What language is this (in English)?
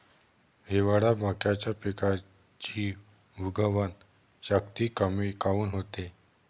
Marathi